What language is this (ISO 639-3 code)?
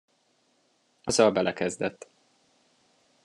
hun